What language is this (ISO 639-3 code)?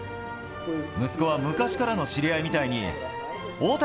jpn